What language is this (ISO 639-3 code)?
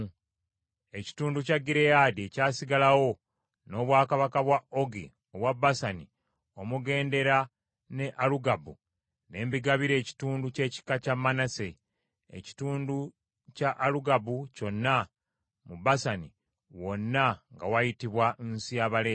lug